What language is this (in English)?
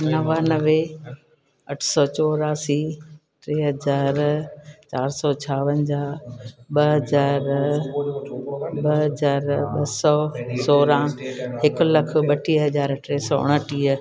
Sindhi